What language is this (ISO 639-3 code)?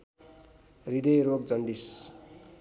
nep